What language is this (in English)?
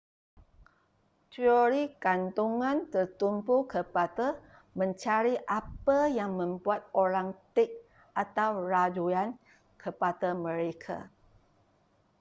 Malay